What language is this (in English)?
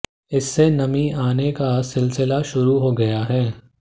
Hindi